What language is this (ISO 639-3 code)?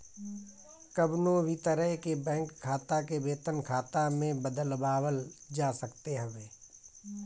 bho